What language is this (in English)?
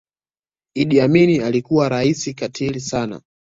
Swahili